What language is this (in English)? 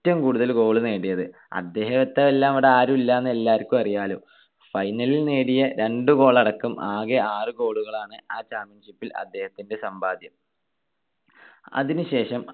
Malayalam